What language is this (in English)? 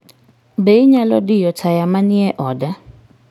Luo (Kenya and Tanzania)